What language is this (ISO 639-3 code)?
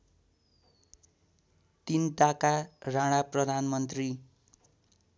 nep